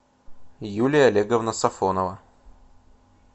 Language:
Russian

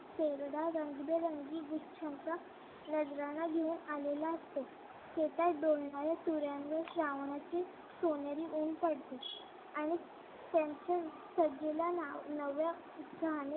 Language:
Marathi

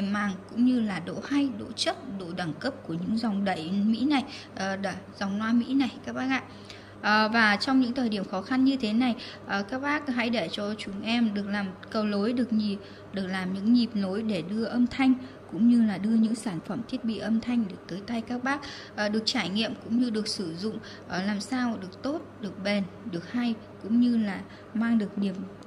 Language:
Vietnamese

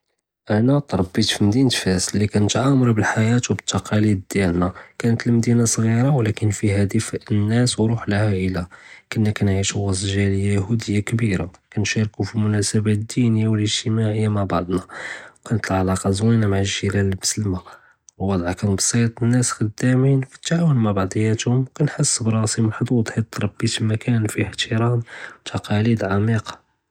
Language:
Judeo-Arabic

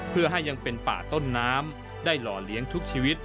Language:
Thai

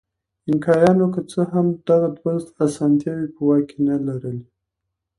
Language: Pashto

